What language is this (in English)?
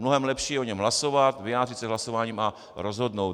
Czech